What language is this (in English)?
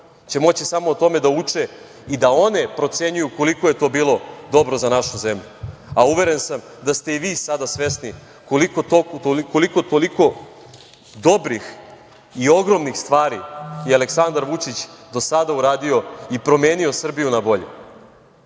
Serbian